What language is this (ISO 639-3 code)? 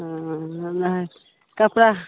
mai